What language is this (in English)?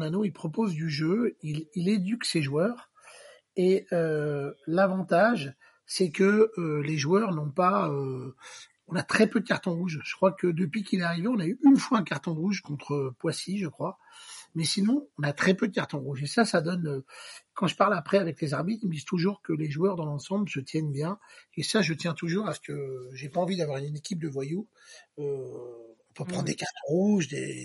French